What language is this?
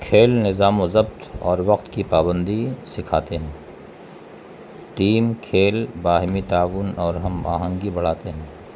Urdu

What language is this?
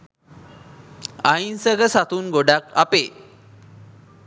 Sinhala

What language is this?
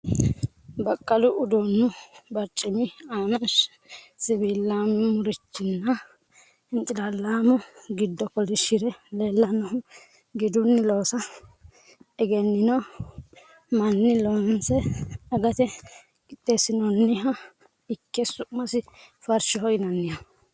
Sidamo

